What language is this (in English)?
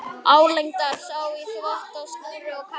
Icelandic